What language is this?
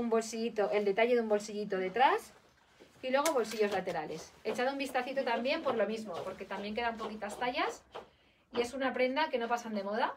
Spanish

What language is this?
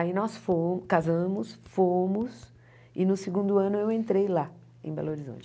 Portuguese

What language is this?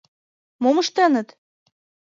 Mari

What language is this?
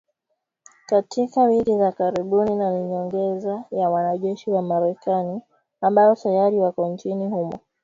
Swahili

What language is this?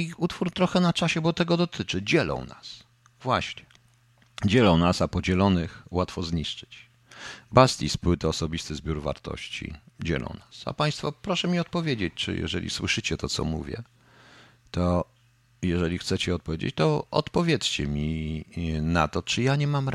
Polish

